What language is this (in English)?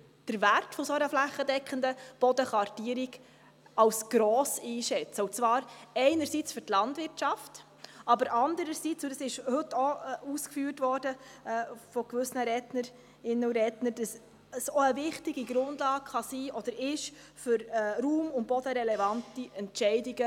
Swiss German